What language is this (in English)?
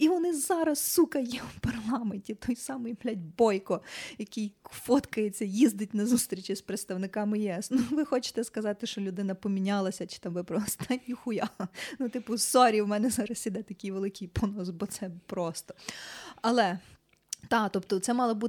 Ukrainian